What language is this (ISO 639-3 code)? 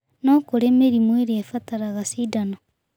kik